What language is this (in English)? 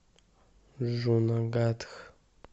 Russian